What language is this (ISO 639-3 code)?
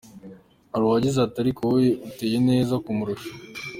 kin